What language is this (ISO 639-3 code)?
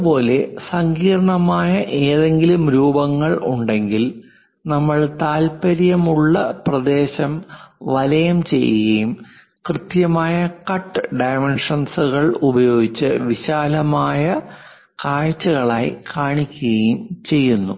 mal